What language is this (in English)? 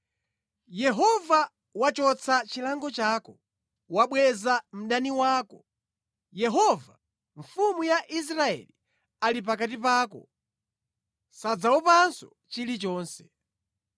Nyanja